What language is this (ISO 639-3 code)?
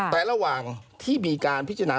tha